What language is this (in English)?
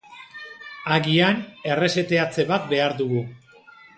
Basque